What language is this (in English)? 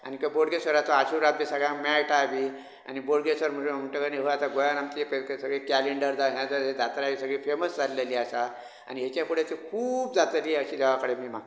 Konkani